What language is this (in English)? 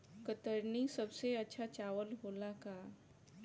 Bhojpuri